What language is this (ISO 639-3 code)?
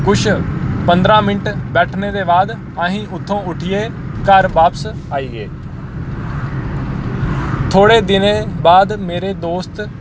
doi